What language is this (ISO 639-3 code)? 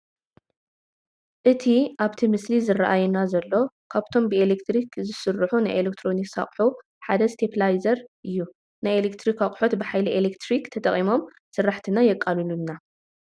tir